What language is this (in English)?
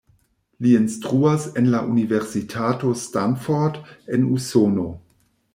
Esperanto